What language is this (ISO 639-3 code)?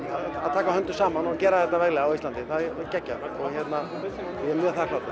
isl